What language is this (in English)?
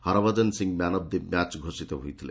Odia